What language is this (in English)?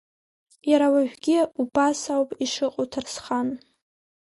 Abkhazian